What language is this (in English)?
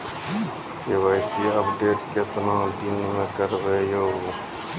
Maithili